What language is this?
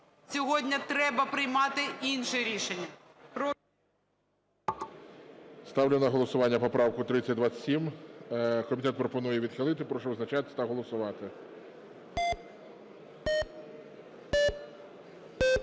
Ukrainian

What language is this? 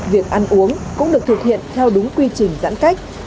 Vietnamese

